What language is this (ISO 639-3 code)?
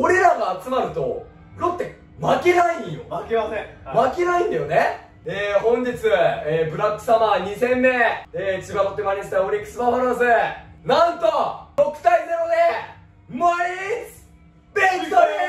jpn